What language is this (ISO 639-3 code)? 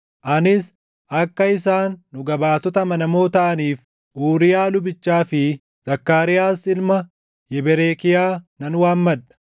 orm